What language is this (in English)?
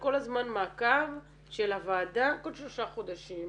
Hebrew